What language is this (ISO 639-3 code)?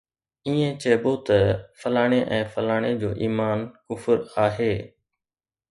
snd